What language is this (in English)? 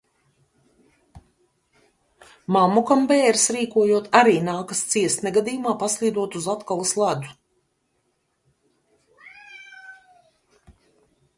Latvian